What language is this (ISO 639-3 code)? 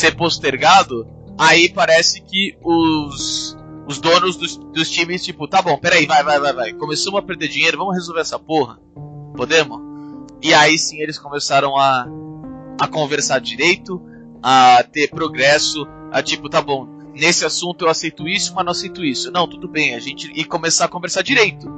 por